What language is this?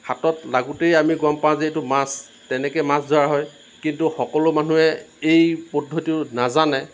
Assamese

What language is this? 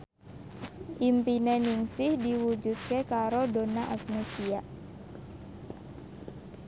Javanese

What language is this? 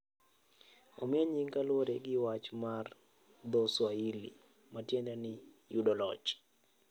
Luo (Kenya and Tanzania)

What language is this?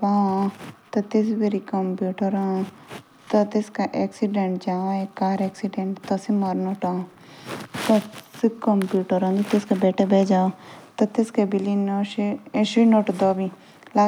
Jaunsari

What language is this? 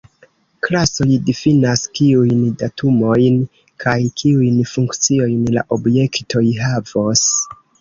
Esperanto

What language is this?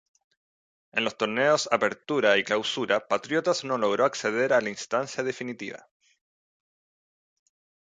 Spanish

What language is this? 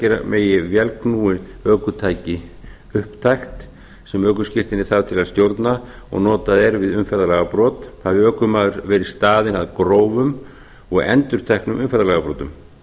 Icelandic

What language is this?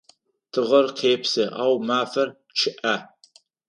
Adyghe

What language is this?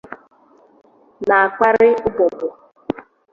Igbo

